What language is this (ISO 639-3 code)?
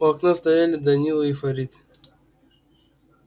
rus